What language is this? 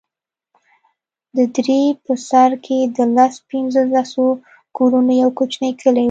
Pashto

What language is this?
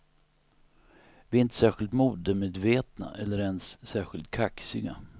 Swedish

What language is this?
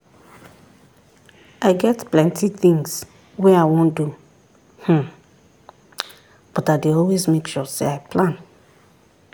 Nigerian Pidgin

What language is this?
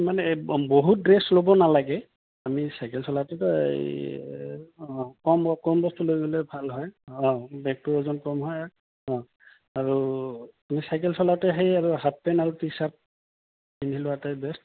Assamese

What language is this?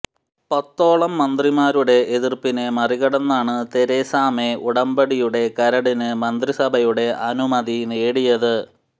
Malayalam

